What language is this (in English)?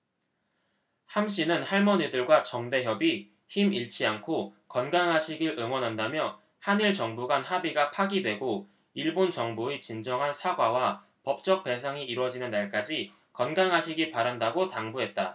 Korean